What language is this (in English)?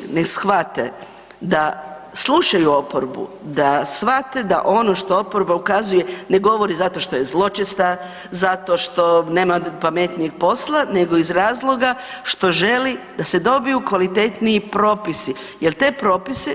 Croatian